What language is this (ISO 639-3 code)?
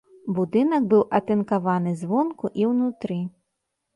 bel